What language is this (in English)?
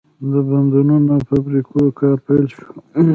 Pashto